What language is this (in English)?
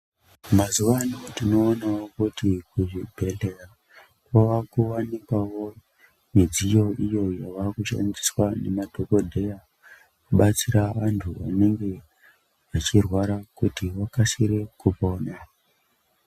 Ndau